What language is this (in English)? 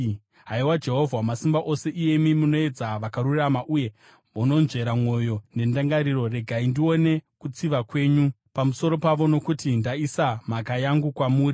Shona